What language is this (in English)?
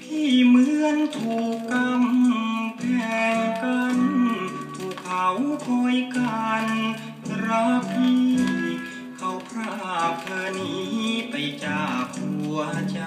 Thai